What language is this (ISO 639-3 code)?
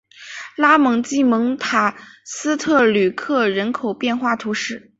zho